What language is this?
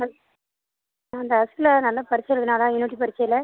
Tamil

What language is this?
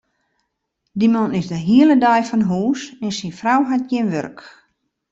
Western Frisian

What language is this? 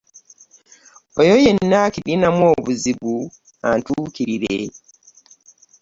Ganda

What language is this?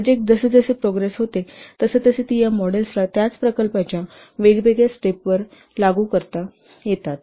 Marathi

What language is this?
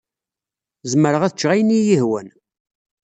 Kabyle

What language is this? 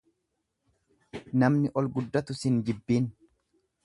Oromo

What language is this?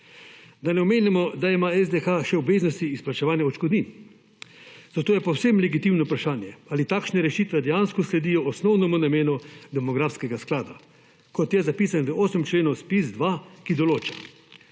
Slovenian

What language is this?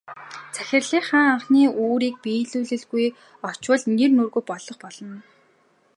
Mongolian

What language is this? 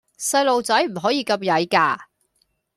Cantonese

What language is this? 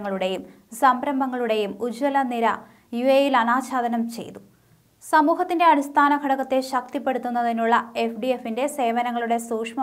Turkish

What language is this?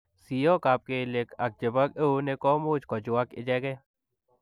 Kalenjin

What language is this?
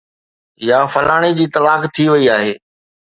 Sindhi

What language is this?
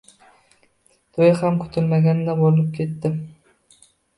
Uzbek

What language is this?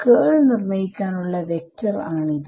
Malayalam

